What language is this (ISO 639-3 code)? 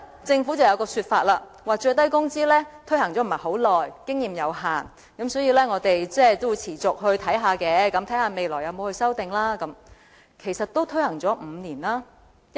yue